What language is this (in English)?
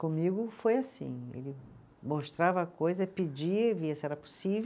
Portuguese